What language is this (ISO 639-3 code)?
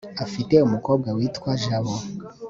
kin